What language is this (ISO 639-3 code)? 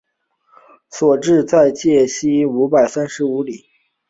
zho